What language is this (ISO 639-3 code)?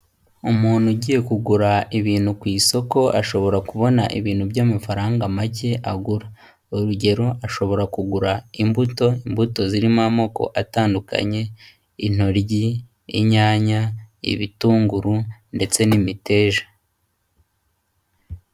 kin